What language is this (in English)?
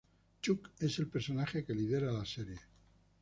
Spanish